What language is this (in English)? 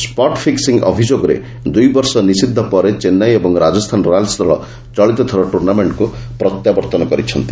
Odia